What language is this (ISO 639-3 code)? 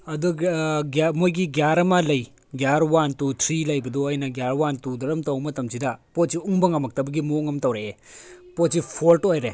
mni